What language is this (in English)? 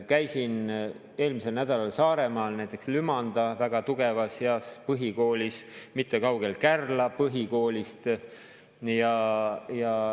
Estonian